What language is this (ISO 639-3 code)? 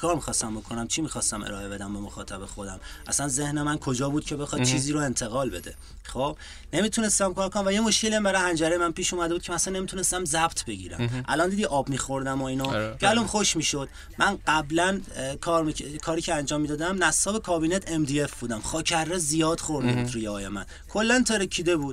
fas